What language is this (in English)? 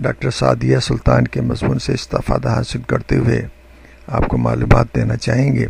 Hindi